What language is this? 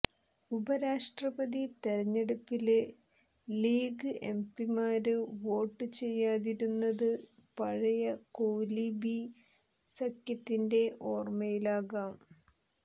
Malayalam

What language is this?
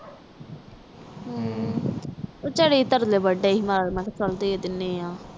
Punjabi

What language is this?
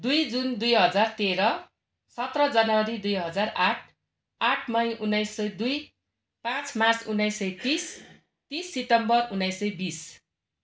Nepali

